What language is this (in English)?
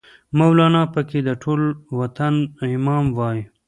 Pashto